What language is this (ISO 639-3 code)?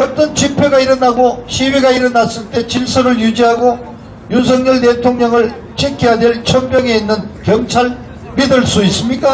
kor